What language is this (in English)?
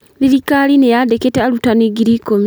Kikuyu